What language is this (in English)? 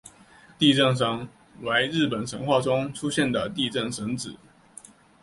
Chinese